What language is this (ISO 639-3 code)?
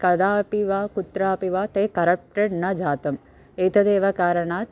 san